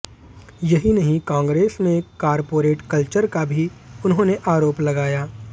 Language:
Hindi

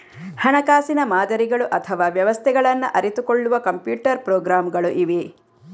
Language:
Kannada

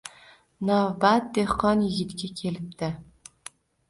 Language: Uzbek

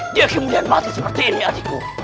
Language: Indonesian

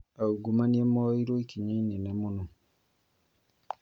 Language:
Kikuyu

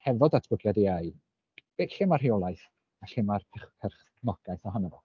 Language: Welsh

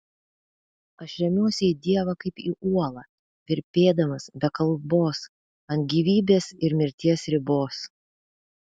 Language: Lithuanian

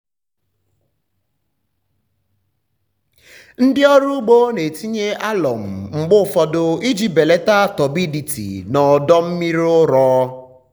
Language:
Igbo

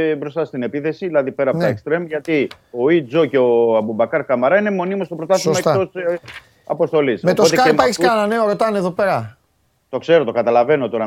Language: Greek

